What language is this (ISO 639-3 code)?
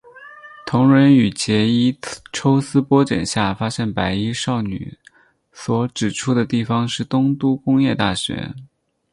zho